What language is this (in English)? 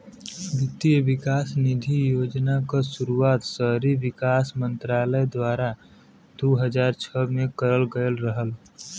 Bhojpuri